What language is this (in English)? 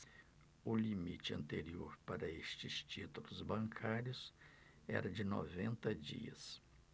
Portuguese